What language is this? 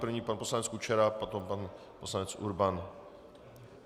Czech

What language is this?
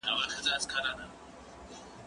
Pashto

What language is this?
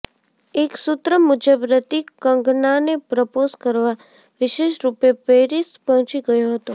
Gujarati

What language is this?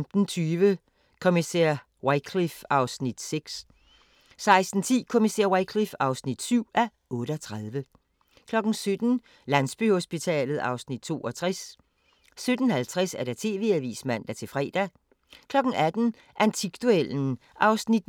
Danish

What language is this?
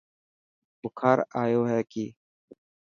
Dhatki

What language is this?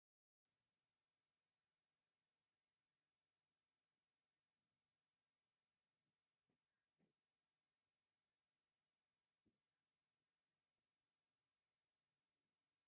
Tigrinya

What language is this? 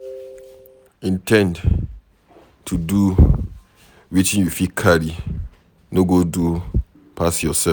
Nigerian Pidgin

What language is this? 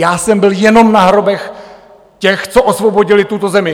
Czech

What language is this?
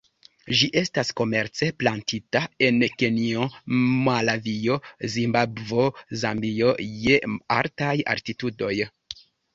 Esperanto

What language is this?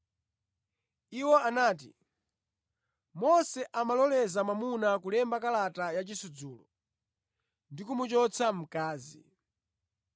Nyanja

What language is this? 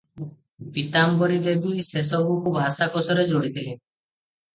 Odia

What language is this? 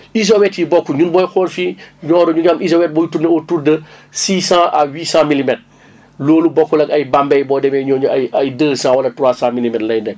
Wolof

